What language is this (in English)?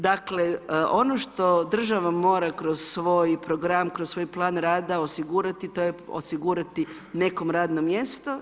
Croatian